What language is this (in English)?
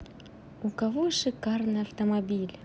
Russian